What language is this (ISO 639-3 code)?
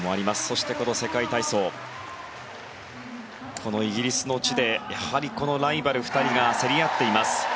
jpn